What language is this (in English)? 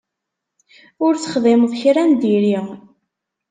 Kabyle